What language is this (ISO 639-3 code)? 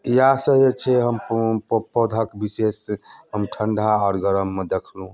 mai